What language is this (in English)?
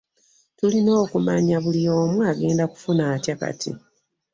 Ganda